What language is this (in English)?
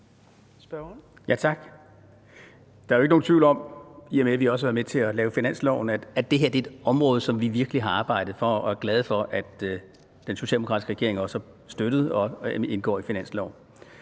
Danish